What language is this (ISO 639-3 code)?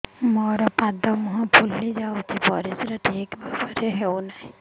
ori